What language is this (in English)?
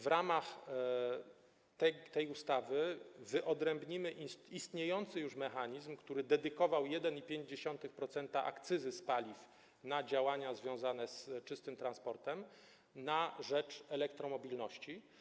Polish